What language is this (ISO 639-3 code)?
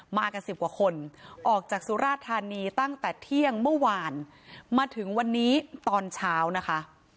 tha